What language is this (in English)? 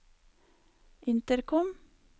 Norwegian